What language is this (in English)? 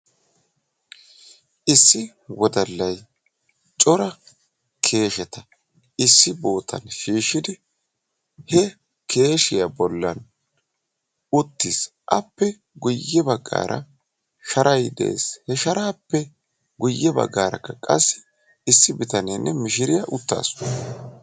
Wolaytta